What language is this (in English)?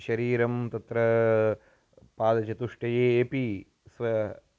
Sanskrit